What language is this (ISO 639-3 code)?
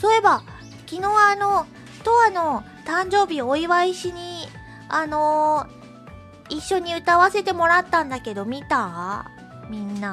jpn